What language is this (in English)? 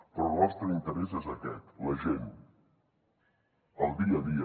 Catalan